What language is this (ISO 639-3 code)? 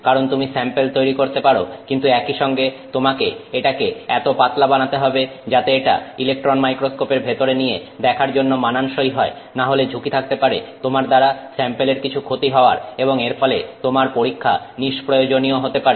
ben